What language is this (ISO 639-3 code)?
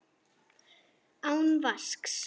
isl